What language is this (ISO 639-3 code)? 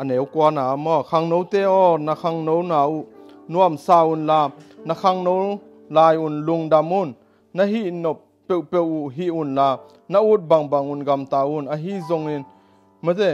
nld